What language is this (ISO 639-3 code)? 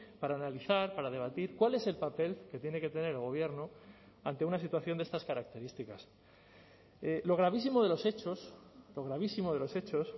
spa